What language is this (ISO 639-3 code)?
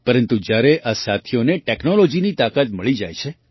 guj